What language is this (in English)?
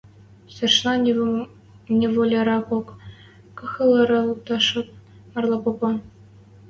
Western Mari